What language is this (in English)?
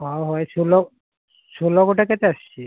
Odia